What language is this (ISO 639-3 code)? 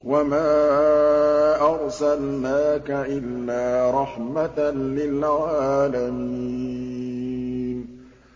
ara